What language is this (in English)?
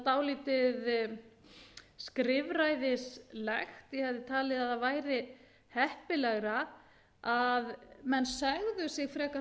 Icelandic